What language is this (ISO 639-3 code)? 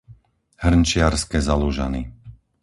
slk